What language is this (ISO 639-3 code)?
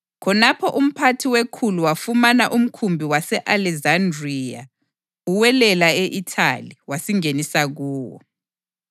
nde